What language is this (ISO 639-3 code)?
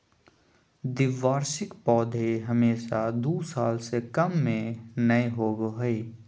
mag